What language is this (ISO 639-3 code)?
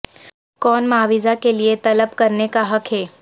urd